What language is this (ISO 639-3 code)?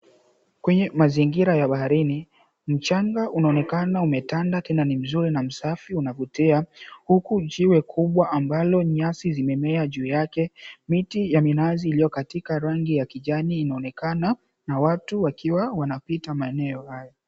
swa